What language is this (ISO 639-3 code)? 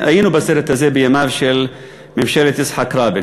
heb